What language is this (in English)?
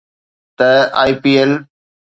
Sindhi